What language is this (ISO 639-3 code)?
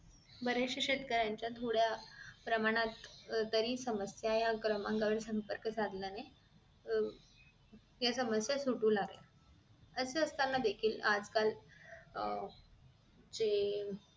mar